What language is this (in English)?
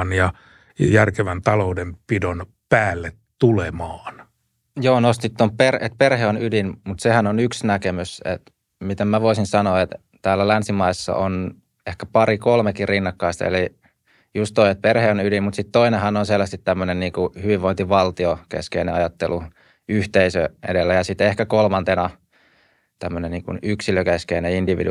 Finnish